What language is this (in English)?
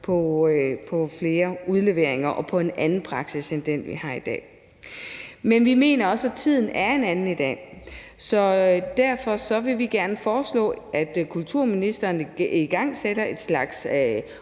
Danish